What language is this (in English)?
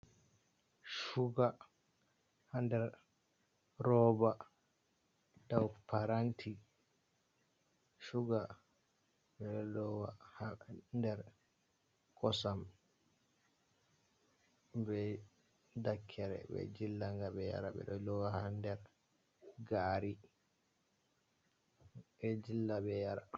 Fula